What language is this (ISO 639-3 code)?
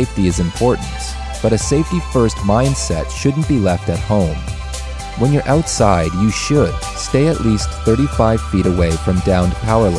eng